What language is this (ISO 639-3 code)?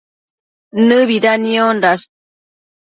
mcf